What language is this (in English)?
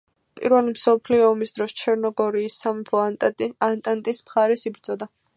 Georgian